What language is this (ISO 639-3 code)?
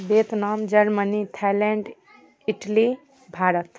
mai